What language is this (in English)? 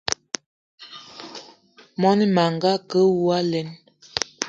Eton (Cameroon)